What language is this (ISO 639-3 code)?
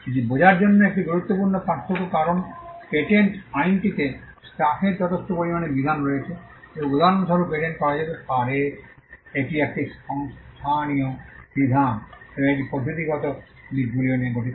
ben